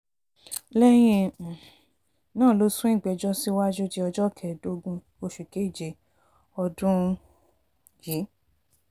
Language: Yoruba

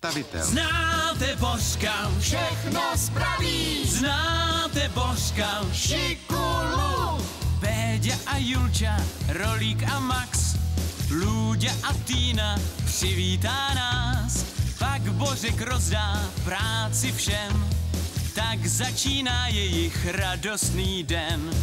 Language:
Czech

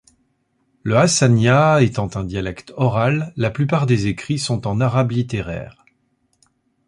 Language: French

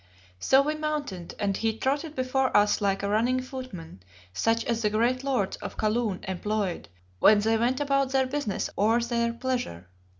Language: English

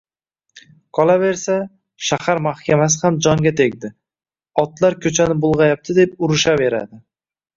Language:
Uzbek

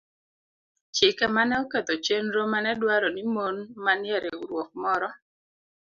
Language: Luo (Kenya and Tanzania)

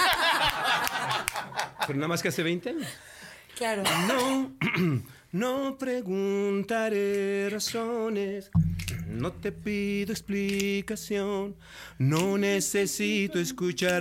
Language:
Spanish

